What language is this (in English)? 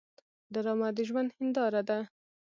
Pashto